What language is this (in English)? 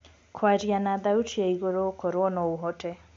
Kikuyu